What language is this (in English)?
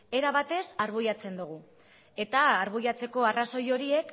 Basque